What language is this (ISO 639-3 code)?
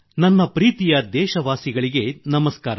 kan